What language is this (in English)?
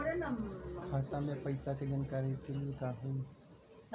Bhojpuri